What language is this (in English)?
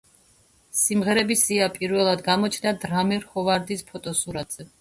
Georgian